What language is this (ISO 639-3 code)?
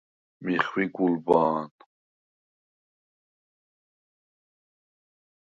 sva